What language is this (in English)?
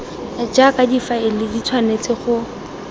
Tswana